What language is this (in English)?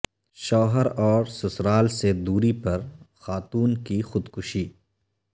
Urdu